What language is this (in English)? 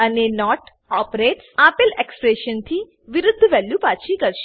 Gujarati